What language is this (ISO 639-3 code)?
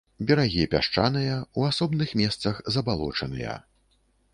bel